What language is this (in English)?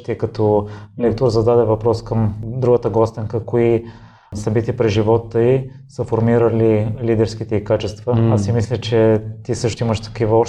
Bulgarian